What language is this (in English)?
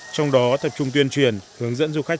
Vietnamese